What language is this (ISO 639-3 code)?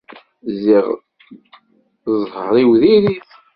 kab